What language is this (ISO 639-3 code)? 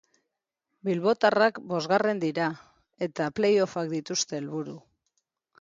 eus